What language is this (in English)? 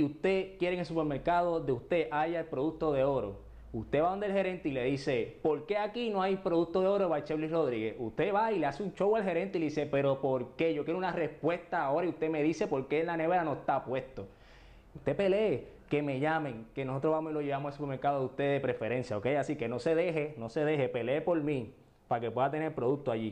Spanish